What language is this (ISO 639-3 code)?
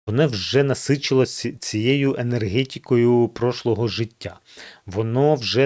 ukr